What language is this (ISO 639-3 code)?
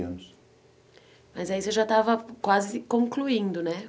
por